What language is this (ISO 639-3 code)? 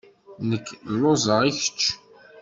kab